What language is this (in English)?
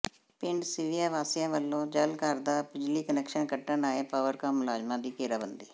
Punjabi